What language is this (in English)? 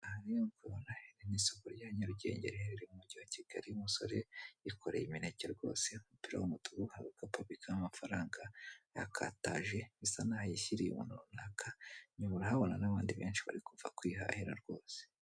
Kinyarwanda